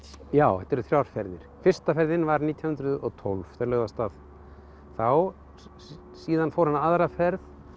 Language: Icelandic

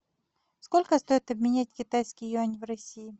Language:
Russian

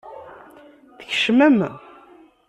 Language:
Kabyle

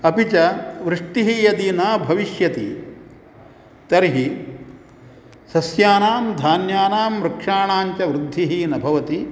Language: Sanskrit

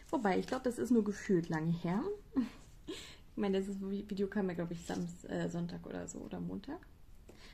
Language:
German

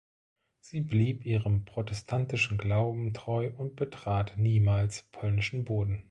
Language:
German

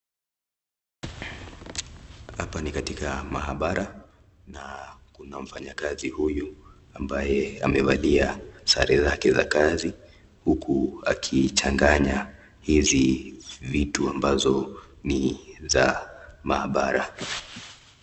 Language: Swahili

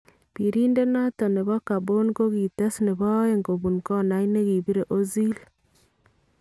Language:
Kalenjin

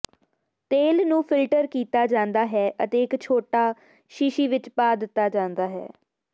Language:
Punjabi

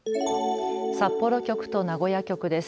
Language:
Japanese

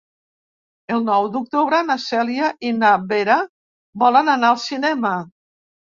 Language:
Catalan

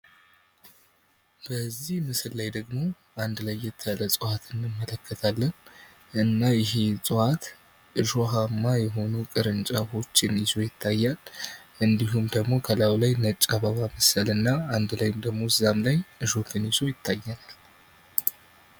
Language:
Amharic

